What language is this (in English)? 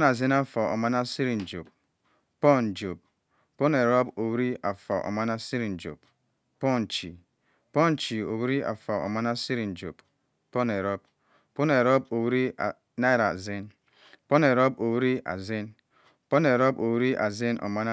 Cross River Mbembe